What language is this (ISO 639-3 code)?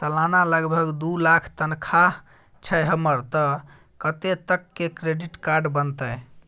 mai